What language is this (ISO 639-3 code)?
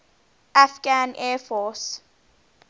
eng